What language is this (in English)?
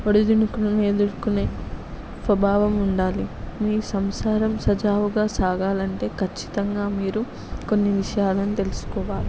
Telugu